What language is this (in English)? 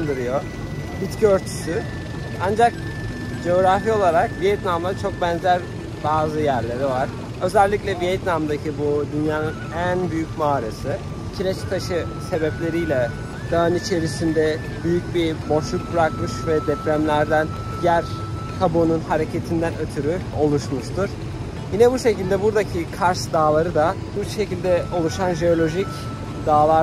Turkish